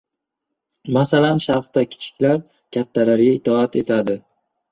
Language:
Uzbek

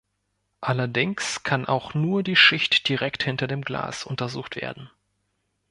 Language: German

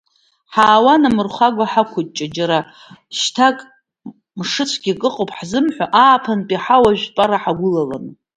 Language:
Abkhazian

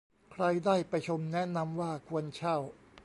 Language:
Thai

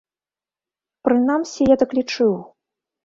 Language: Belarusian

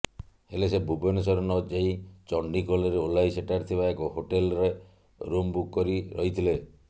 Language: Odia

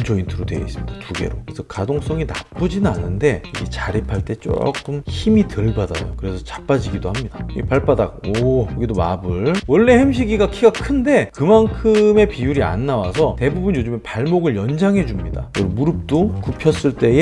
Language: Korean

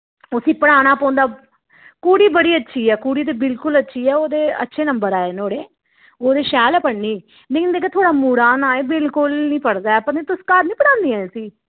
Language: Dogri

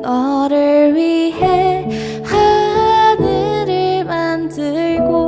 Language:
Korean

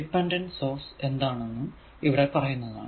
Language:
Malayalam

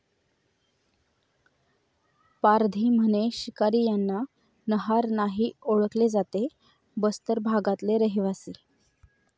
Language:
Marathi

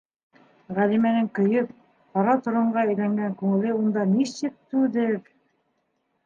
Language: Bashkir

